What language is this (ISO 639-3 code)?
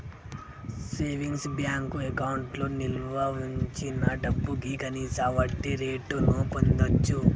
tel